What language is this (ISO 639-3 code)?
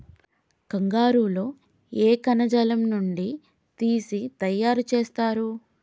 tel